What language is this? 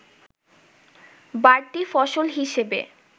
Bangla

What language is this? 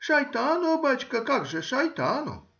Russian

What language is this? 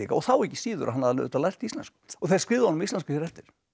Icelandic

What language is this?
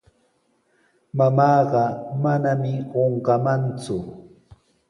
Sihuas Ancash Quechua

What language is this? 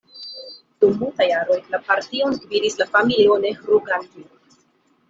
Esperanto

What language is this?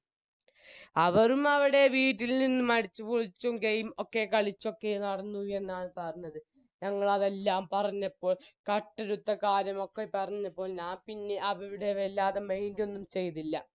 Malayalam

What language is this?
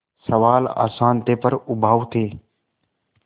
Hindi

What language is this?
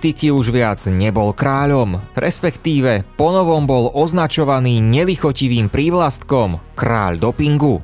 Slovak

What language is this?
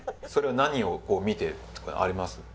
Japanese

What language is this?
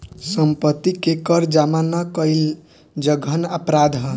Bhojpuri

